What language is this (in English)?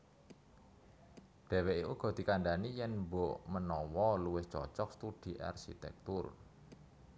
Javanese